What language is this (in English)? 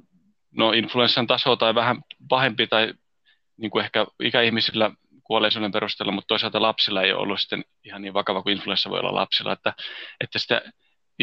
Finnish